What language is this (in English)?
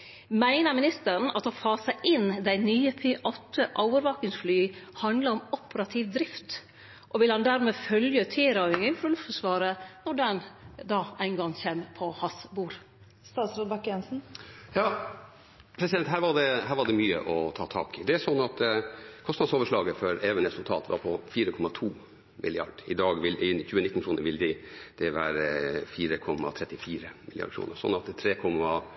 Norwegian